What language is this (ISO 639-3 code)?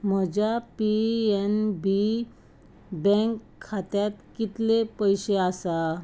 kok